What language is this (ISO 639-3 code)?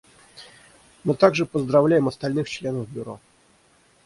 rus